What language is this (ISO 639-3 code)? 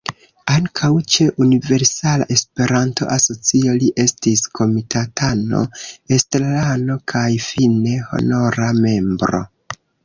epo